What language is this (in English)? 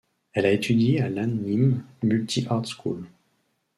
French